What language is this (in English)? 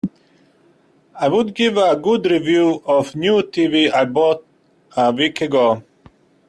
English